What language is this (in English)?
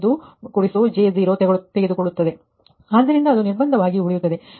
Kannada